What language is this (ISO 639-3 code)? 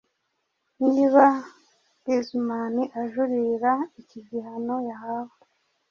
kin